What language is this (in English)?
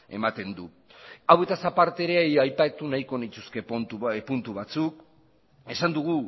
Basque